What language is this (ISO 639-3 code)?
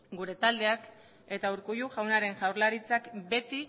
eus